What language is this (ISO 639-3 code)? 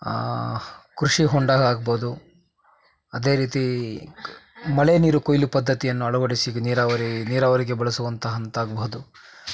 kan